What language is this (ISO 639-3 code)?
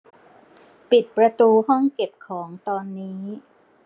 tha